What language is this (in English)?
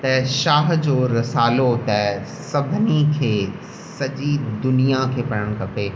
Sindhi